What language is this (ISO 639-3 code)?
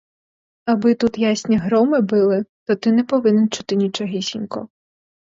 ukr